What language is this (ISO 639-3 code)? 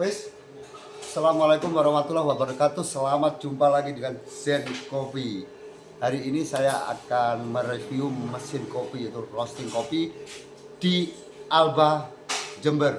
ind